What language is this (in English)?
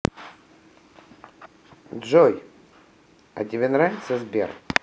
Russian